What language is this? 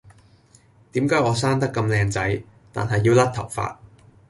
Cantonese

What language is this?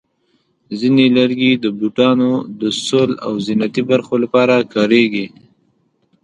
Pashto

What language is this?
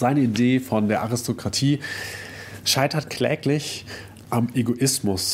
German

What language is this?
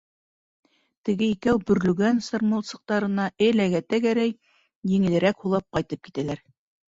Bashkir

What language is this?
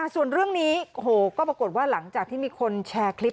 Thai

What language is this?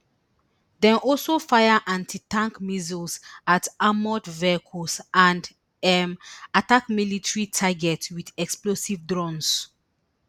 Nigerian Pidgin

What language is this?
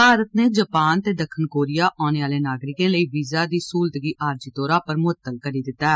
Dogri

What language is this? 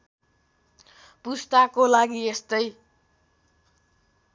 Nepali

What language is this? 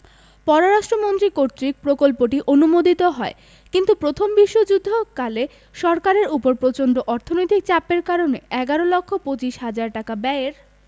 Bangla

